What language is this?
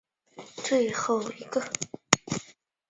Chinese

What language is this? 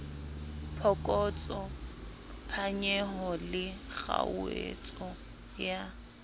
Southern Sotho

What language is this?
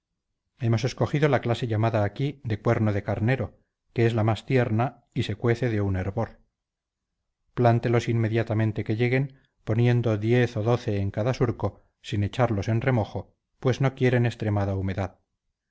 Spanish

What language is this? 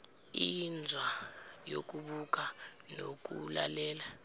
Zulu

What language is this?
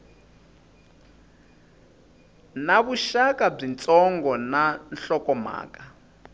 Tsonga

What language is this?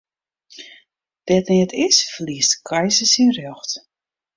Western Frisian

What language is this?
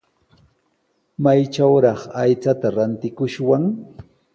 Sihuas Ancash Quechua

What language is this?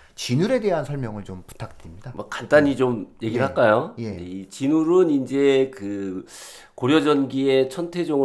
Korean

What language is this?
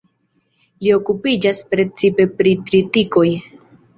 Esperanto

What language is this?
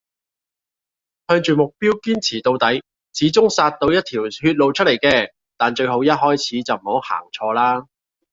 Cantonese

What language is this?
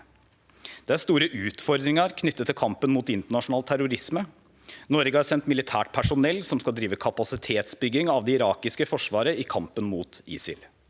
Norwegian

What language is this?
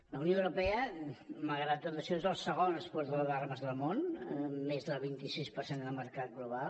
Catalan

